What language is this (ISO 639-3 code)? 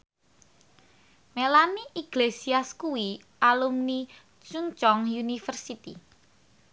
jav